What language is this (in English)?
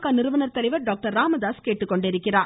Tamil